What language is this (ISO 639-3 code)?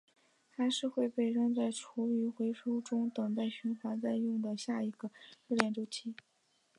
zho